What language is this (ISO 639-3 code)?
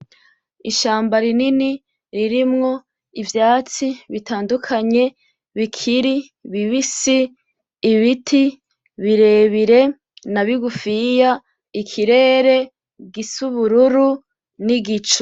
run